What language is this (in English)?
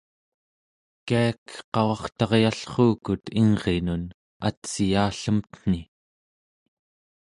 Central Yupik